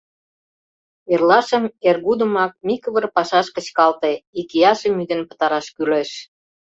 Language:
Mari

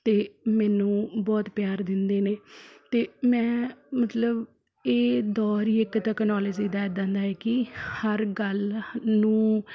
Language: Punjabi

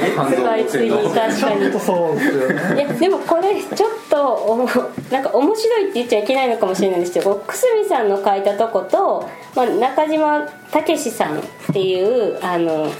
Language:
Japanese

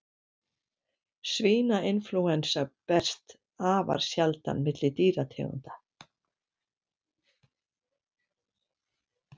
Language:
Icelandic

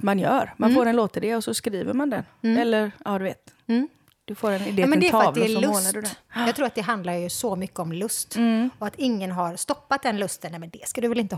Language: Swedish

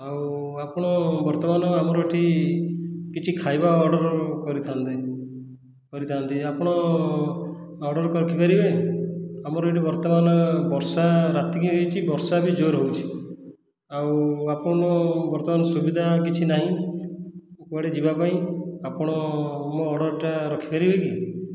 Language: Odia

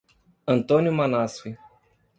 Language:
Portuguese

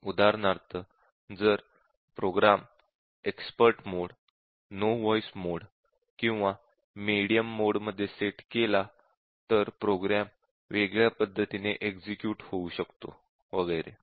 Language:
Marathi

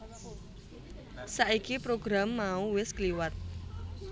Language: Javanese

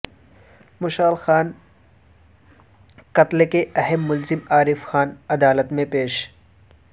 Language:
Urdu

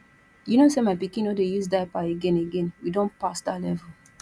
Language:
Nigerian Pidgin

